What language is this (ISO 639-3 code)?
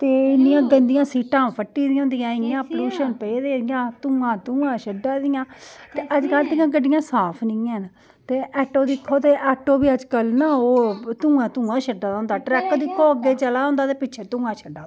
doi